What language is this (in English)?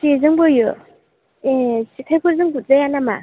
Bodo